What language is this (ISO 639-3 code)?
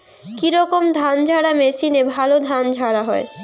ben